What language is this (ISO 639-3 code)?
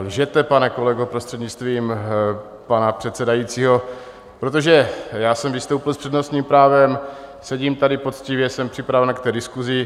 ces